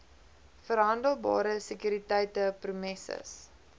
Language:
Afrikaans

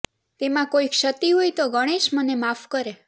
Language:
Gujarati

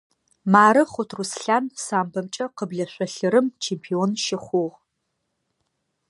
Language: Adyghe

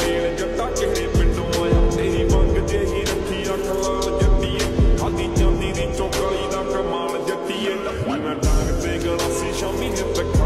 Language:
Romanian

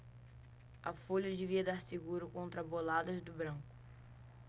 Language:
Portuguese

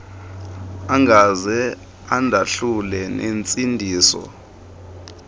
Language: Xhosa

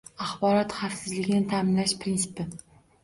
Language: Uzbek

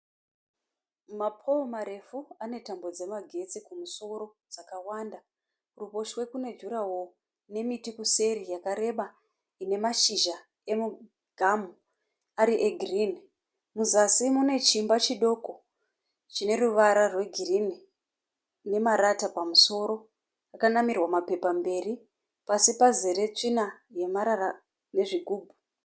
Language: Shona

